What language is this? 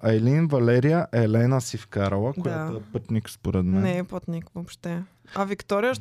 Bulgarian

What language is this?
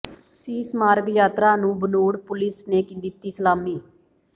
Punjabi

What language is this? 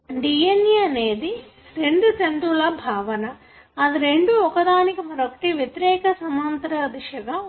Telugu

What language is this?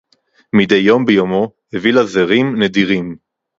Hebrew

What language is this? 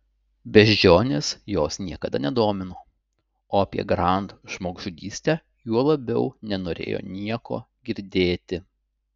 Lithuanian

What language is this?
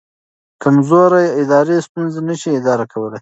Pashto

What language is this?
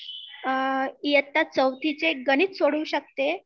Marathi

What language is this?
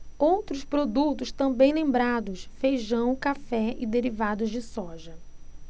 Portuguese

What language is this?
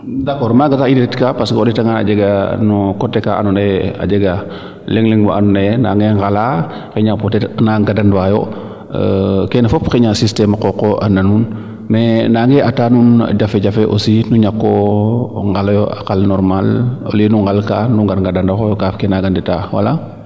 Serer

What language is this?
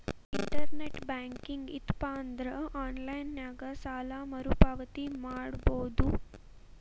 Kannada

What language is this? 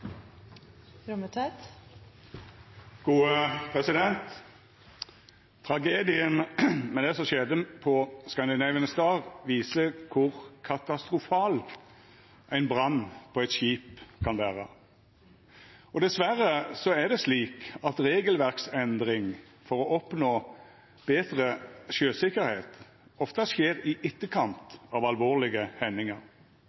Norwegian Nynorsk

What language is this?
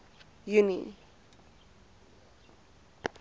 Afrikaans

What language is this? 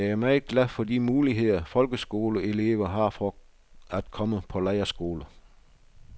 Danish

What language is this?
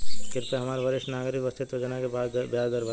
Bhojpuri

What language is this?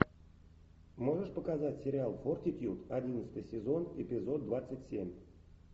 Russian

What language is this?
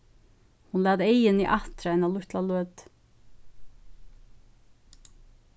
Faroese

